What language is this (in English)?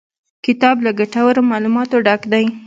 Pashto